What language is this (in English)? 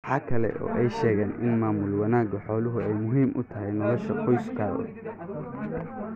Somali